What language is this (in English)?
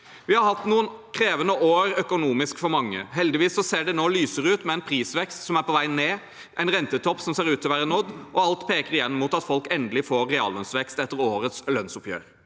Norwegian